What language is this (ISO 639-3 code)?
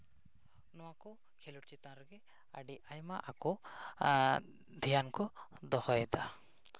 sat